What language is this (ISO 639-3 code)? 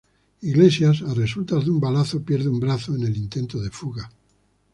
spa